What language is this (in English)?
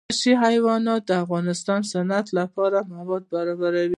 Pashto